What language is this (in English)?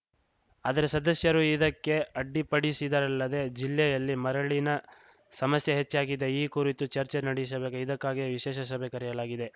Kannada